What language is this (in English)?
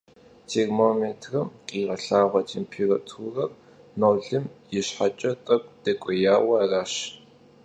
Kabardian